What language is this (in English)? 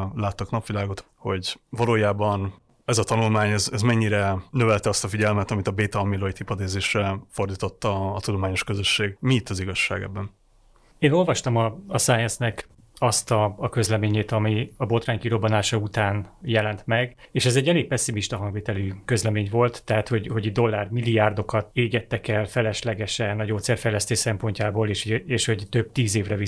Hungarian